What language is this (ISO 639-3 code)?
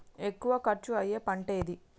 tel